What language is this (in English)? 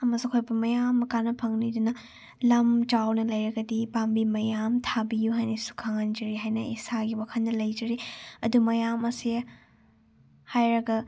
Manipuri